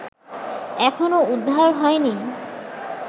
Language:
Bangla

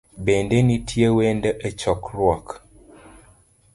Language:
Luo (Kenya and Tanzania)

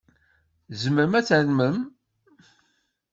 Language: Kabyle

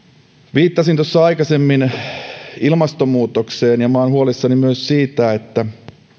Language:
Finnish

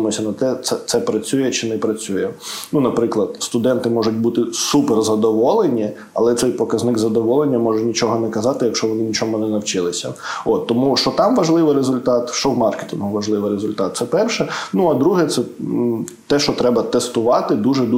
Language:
Ukrainian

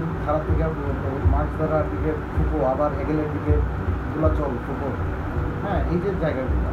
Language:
Bangla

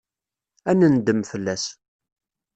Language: Kabyle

